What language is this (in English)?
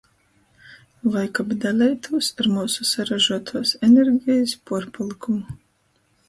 Latgalian